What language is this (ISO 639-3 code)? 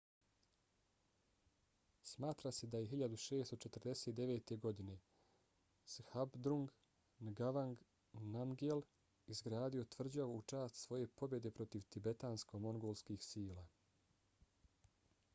bos